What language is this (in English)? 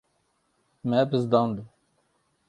Kurdish